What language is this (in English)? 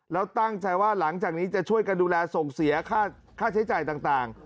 Thai